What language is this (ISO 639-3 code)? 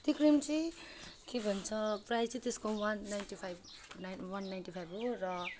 nep